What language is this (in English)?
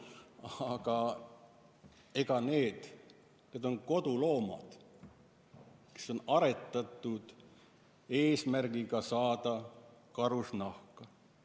Estonian